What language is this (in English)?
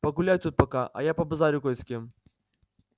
Russian